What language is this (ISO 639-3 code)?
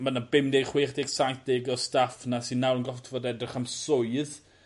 cym